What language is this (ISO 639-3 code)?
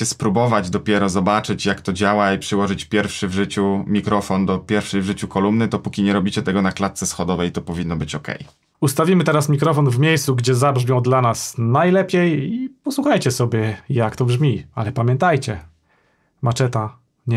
pol